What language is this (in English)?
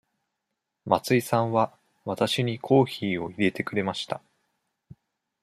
Japanese